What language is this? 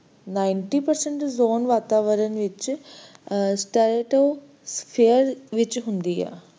Punjabi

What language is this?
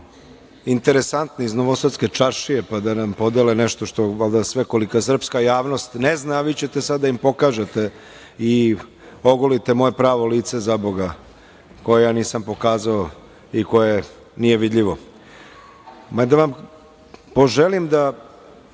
Serbian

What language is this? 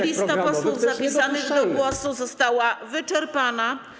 Polish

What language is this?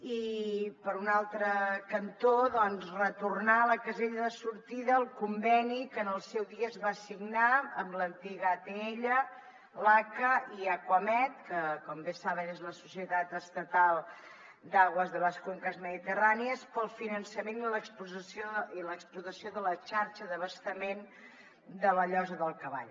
Catalan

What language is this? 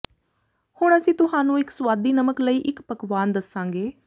Punjabi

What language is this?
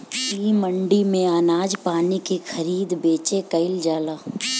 Bhojpuri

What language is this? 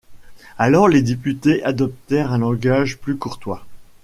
French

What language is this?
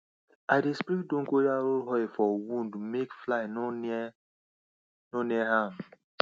Nigerian Pidgin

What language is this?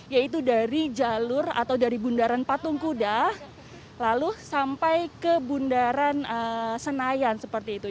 Indonesian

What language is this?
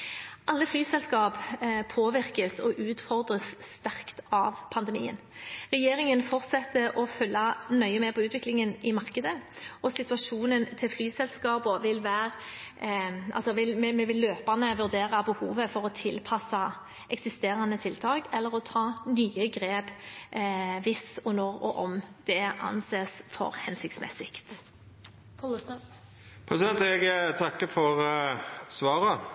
Norwegian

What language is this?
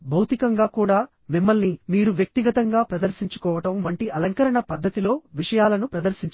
Telugu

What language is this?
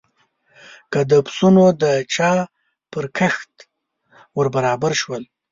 Pashto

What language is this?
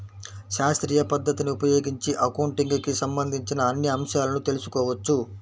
Telugu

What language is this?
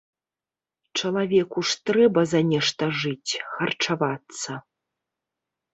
Belarusian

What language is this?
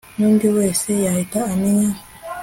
Kinyarwanda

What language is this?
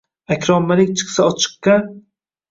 Uzbek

